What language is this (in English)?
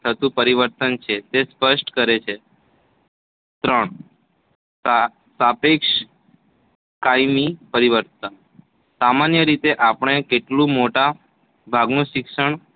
Gujarati